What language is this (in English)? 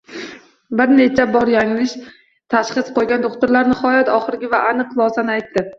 Uzbek